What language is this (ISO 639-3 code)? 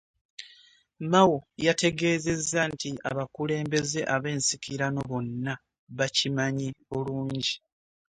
lug